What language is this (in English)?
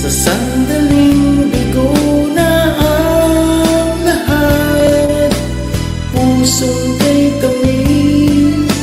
Filipino